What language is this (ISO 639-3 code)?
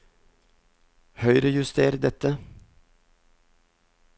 nor